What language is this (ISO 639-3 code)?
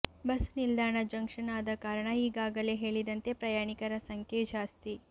kan